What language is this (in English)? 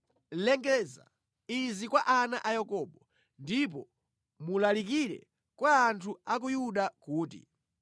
Nyanja